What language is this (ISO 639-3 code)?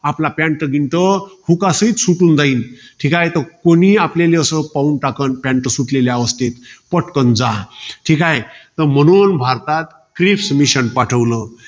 mar